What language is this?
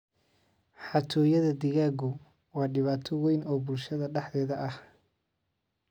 Somali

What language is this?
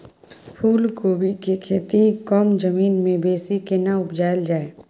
Maithili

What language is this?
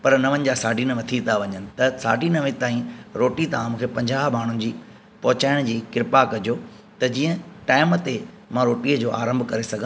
Sindhi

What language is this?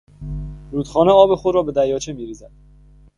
Persian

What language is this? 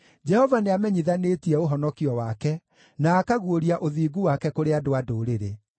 Kikuyu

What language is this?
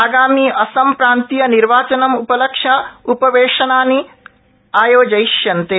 Sanskrit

